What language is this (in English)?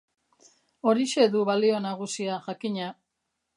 Basque